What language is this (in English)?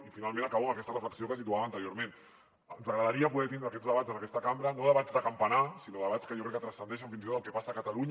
Catalan